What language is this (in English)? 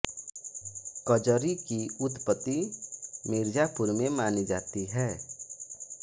Hindi